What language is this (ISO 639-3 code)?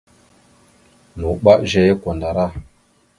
mxu